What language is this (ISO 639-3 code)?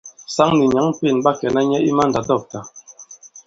abb